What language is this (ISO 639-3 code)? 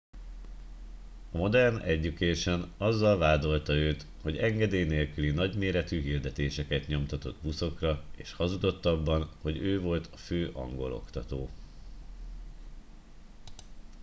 hun